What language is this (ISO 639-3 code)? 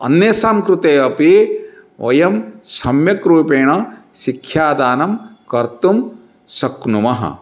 san